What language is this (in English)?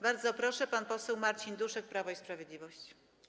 Polish